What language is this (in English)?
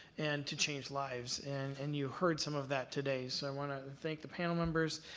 English